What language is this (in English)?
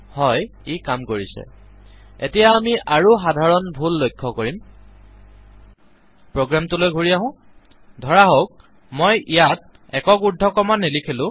Assamese